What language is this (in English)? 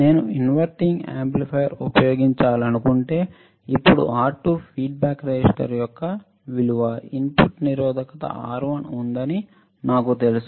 Telugu